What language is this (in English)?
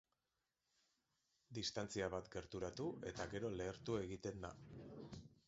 Basque